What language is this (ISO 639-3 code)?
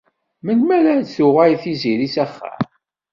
kab